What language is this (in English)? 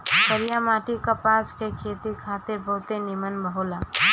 Bhojpuri